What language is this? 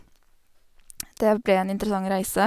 Norwegian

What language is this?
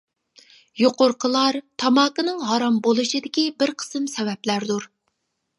Uyghur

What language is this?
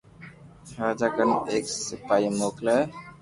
Loarki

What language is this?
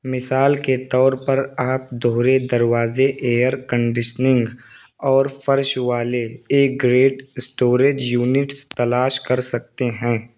Urdu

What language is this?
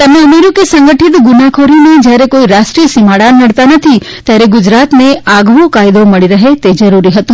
Gujarati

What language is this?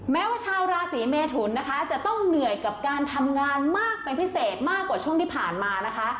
Thai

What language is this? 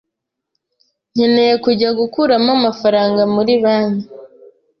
Kinyarwanda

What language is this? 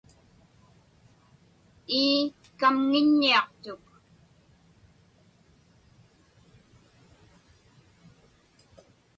Inupiaq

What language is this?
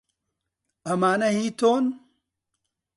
Central Kurdish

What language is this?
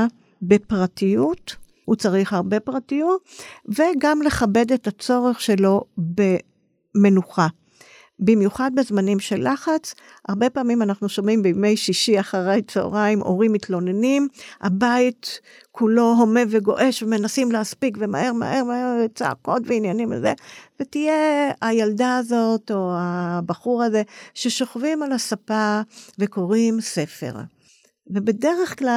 Hebrew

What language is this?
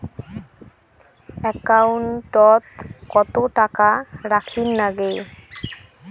Bangla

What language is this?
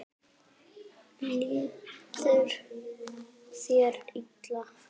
Icelandic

